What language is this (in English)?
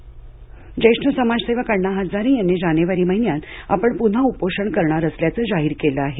Marathi